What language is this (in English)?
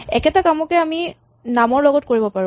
Assamese